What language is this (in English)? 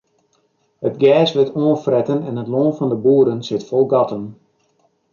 Western Frisian